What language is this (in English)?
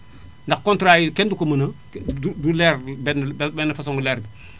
Wolof